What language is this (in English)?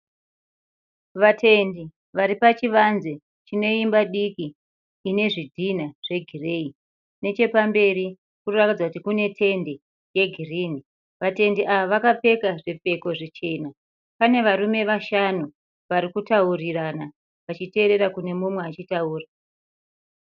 Shona